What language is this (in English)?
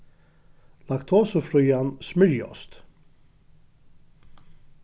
Faroese